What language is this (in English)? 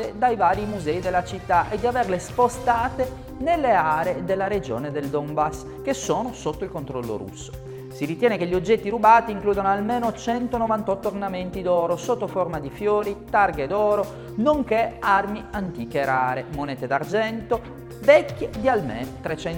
Italian